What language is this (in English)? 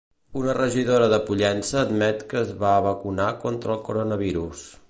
Catalan